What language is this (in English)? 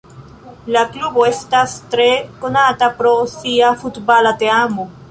Esperanto